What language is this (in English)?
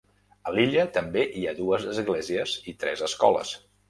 Catalan